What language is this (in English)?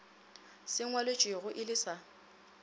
Northern Sotho